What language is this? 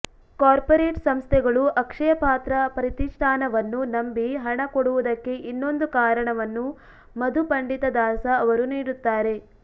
Kannada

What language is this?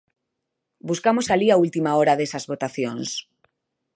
Galician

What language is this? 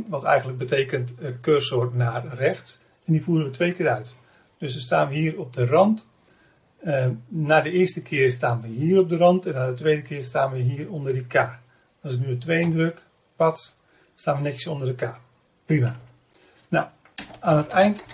Dutch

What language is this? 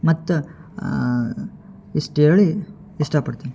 Kannada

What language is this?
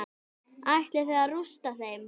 Icelandic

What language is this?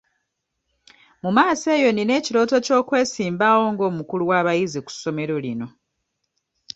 Ganda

